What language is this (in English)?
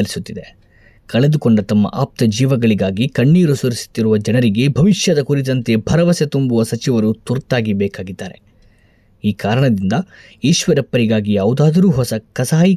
Kannada